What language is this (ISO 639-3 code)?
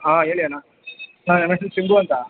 kan